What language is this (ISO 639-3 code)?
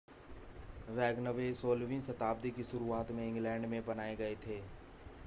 hin